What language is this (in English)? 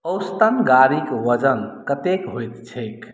Maithili